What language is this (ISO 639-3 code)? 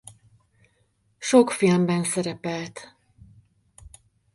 hun